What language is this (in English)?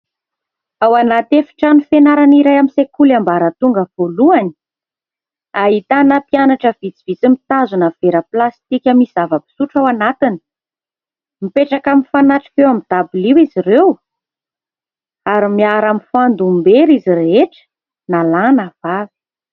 Malagasy